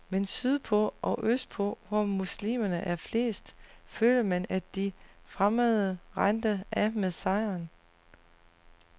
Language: Danish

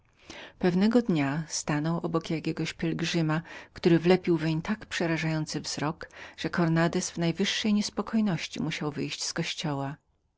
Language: Polish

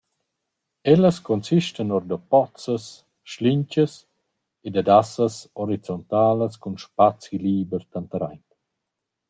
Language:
Romansh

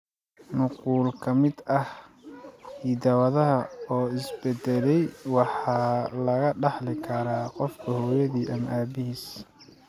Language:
Somali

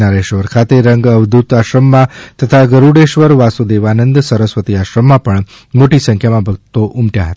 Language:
Gujarati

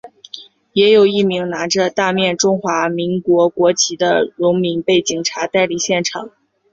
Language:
Chinese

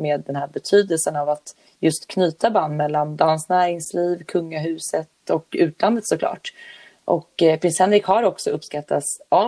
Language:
Swedish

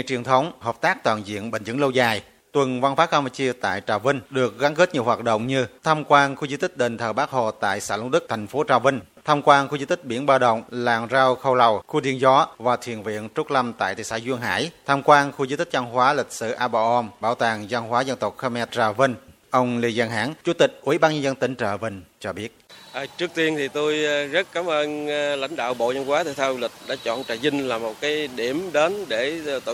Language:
Vietnamese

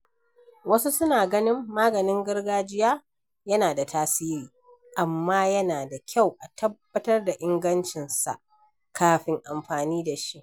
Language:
Hausa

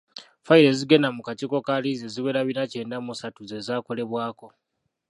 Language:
Ganda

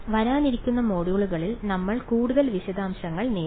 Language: Malayalam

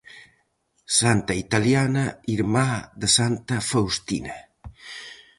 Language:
Galician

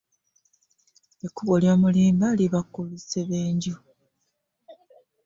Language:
Ganda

